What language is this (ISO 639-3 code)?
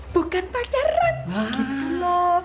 ind